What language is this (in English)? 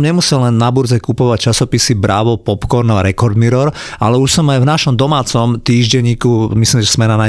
Slovak